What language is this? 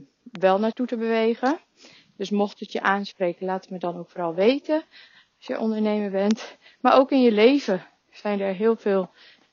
Dutch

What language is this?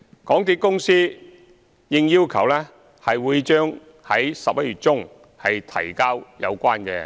Cantonese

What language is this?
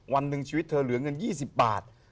Thai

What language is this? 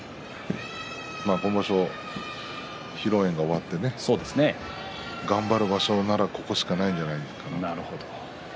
Japanese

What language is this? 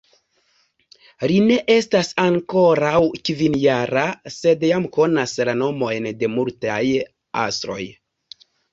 Esperanto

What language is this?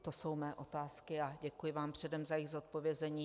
Czech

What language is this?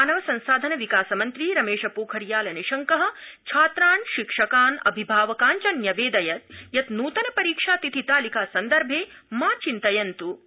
Sanskrit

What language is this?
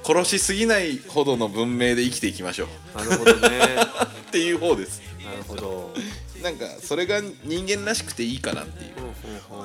Japanese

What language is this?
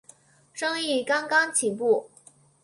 Chinese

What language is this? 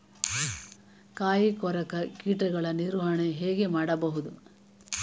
Kannada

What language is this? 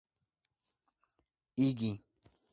Georgian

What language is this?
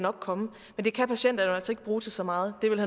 Danish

